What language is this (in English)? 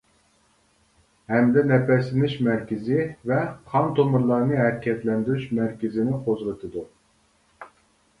Uyghur